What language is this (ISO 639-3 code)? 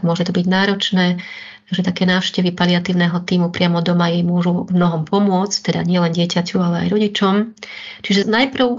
slk